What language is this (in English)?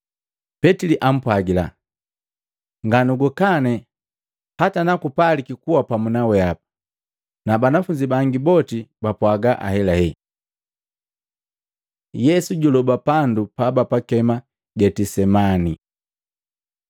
Matengo